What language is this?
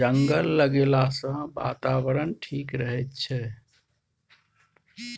Maithili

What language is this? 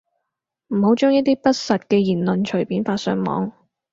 Cantonese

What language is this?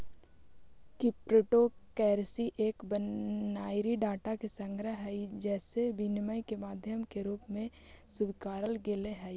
Magahi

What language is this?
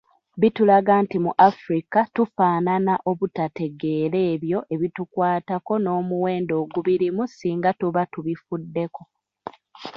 Ganda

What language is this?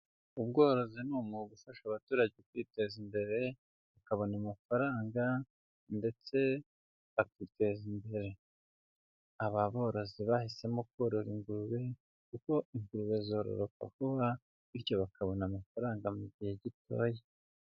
Kinyarwanda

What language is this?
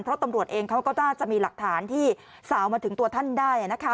Thai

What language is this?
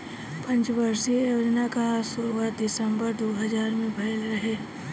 Bhojpuri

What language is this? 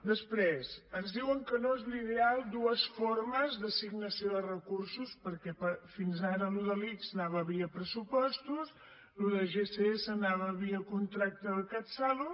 Catalan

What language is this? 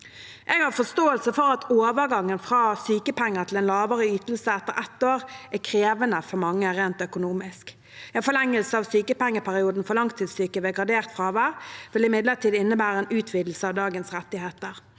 Norwegian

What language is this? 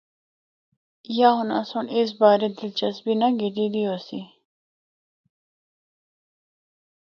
Northern Hindko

